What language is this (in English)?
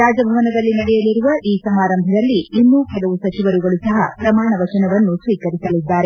Kannada